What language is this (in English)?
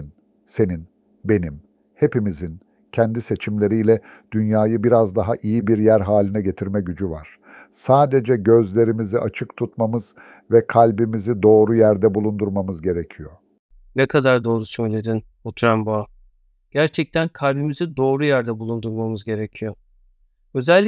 Turkish